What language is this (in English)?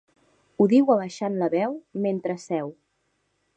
Catalan